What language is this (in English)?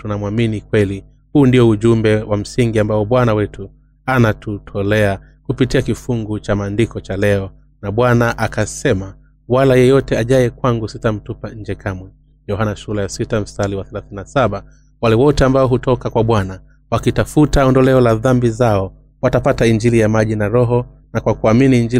Swahili